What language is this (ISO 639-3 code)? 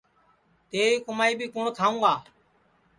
ssi